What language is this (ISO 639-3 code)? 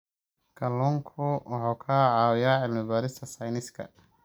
som